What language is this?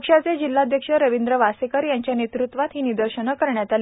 Marathi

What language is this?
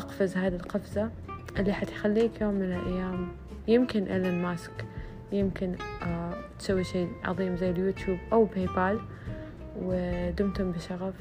Arabic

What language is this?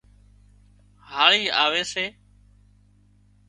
Wadiyara Koli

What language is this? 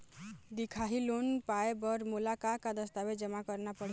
Chhattisgarhi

